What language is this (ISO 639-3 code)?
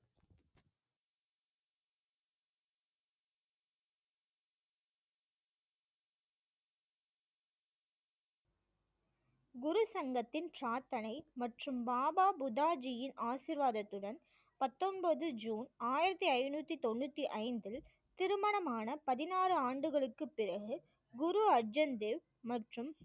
tam